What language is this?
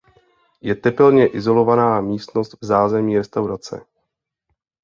Czech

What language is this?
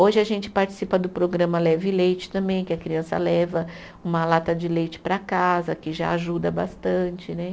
Portuguese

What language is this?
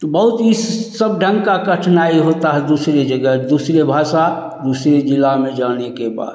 Hindi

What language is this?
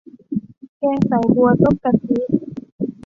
Thai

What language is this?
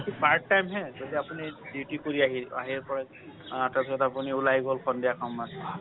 Assamese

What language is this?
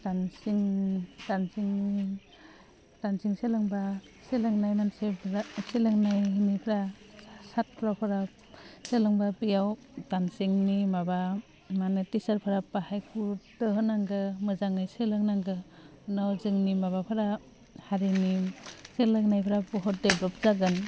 Bodo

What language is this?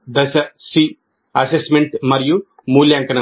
Telugu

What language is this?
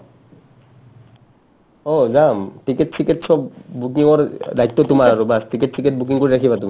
Assamese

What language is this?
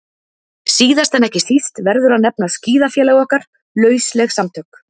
Icelandic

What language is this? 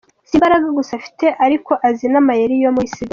Kinyarwanda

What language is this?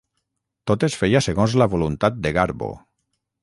Catalan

